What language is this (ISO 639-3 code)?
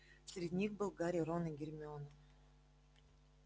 rus